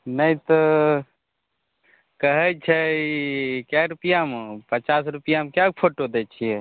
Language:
Maithili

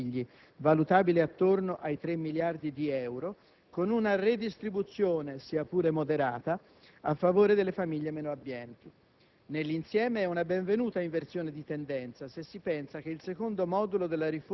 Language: Italian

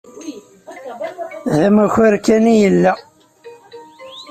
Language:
Kabyle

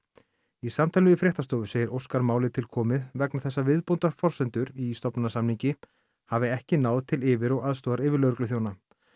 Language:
Icelandic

